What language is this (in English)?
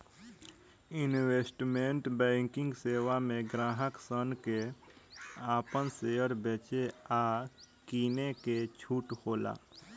Bhojpuri